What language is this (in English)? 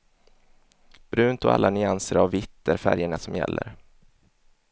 Swedish